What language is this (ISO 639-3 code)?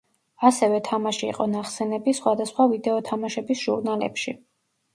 kat